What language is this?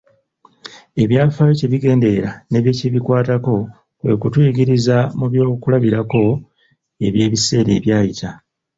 Ganda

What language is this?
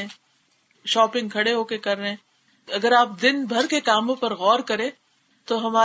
Urdu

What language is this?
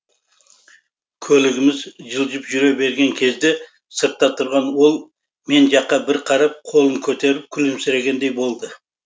Kazakh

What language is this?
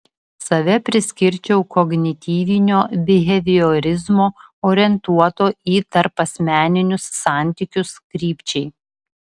Lithuanian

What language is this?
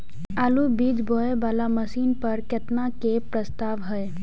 Maithili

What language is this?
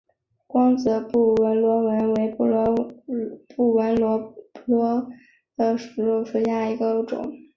Chinese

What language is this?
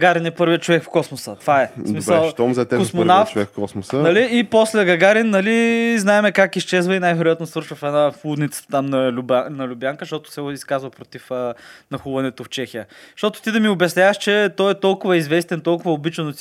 Bulgarian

